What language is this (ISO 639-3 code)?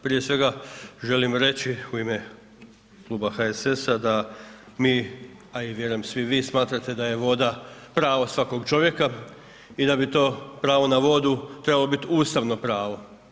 hrv